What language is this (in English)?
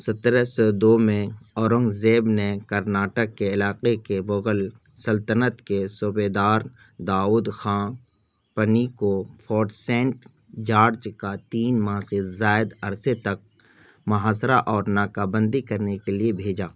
Urdu